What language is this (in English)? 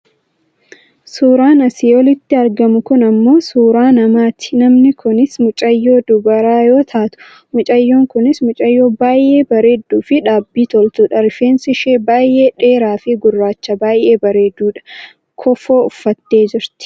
Oromo